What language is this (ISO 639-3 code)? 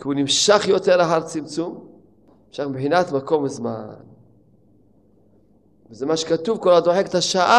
heb